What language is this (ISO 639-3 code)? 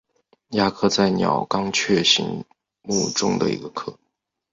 zho